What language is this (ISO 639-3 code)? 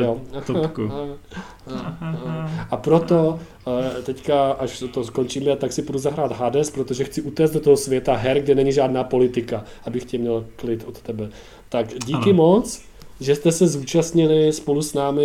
ces